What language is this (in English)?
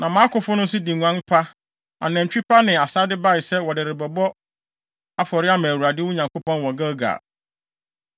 Akan